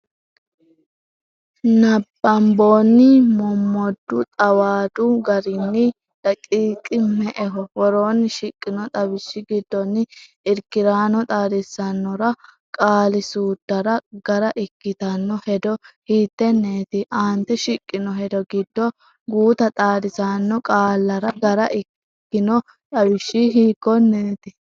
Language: Sidamo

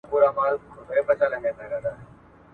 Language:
Pashto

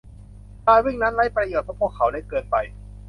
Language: Thai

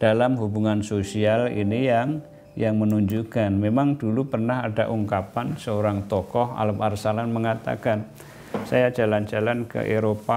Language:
Indonesian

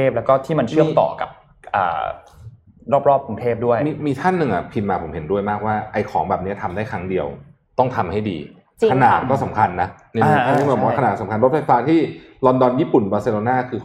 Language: Thai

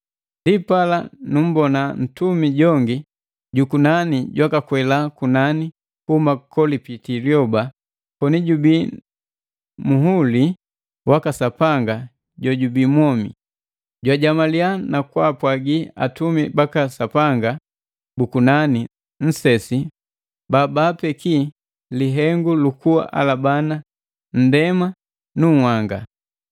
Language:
Matengo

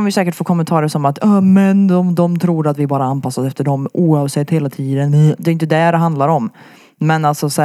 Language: Swedish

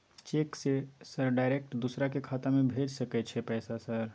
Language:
Maithili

